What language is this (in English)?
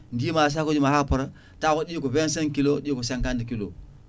Fula